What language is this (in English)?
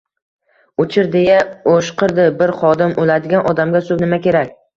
Uzbek